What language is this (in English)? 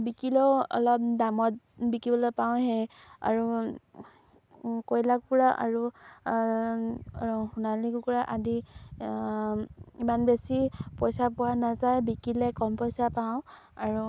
Assamese